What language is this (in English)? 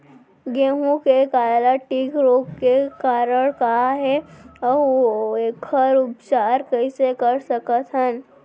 Chhattisgarhi